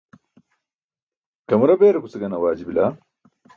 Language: Burushaski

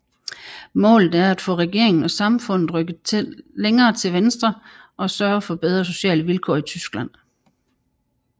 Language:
Danish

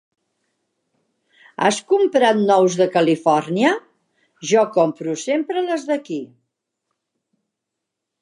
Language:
Catalan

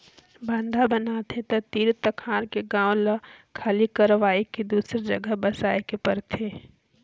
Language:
Chhattisgarhi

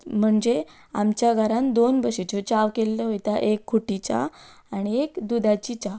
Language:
Konkani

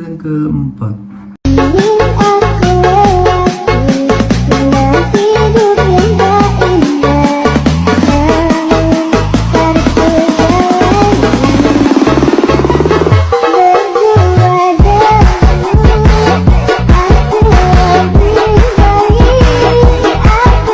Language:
Indonesian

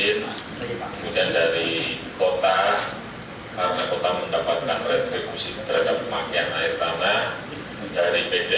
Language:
Indonesian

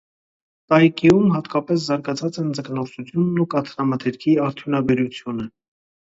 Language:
Armenian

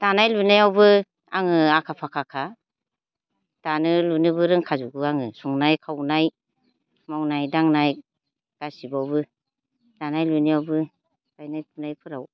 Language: Bodo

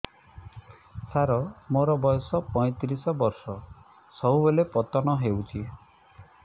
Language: Odia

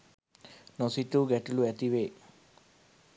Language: Sinhala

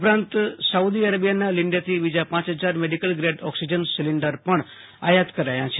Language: Gujarati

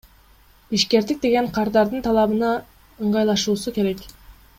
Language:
Kyrgyz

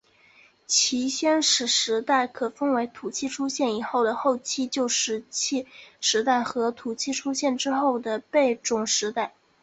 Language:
Chinese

